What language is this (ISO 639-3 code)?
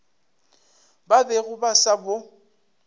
nso